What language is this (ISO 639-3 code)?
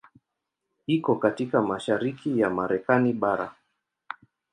swa